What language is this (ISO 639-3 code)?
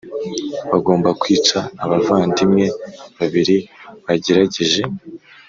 kin